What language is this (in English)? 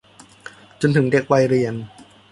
Thai